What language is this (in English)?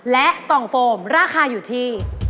Thai